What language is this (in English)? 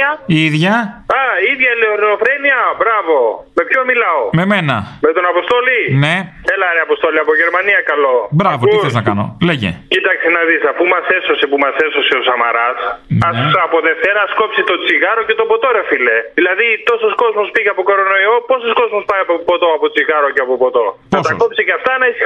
Greek